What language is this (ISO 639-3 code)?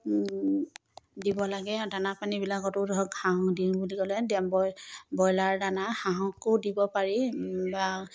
asm